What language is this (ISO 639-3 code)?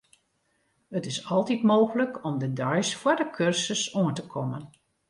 fry